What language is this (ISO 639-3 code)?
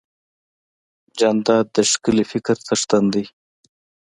pus